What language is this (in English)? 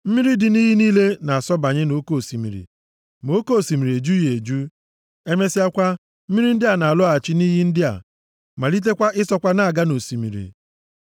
Igbo